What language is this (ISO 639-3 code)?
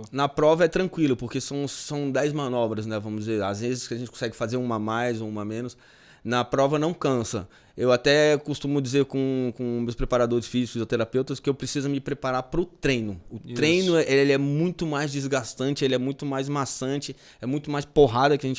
por